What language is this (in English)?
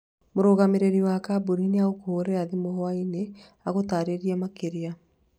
Kikuyu